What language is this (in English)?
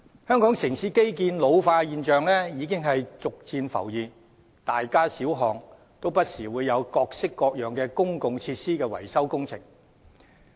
Cantonese